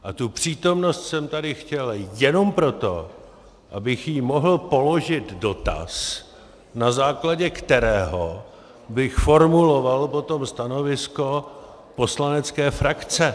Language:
Czech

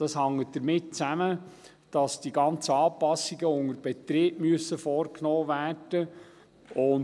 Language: Swiss German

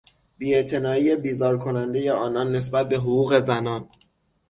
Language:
Persian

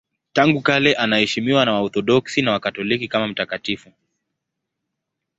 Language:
Swahili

